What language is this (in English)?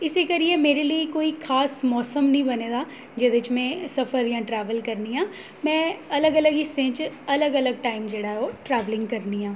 Dogri